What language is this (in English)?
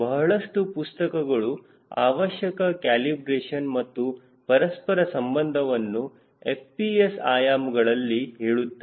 Kannada